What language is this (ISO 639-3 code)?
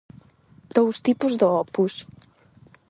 glg